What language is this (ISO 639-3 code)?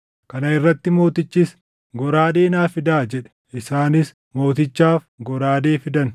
orm